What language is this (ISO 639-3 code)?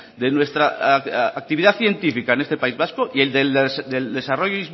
spa